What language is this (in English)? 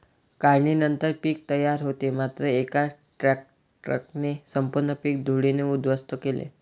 Marathi